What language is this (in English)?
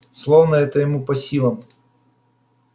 Russian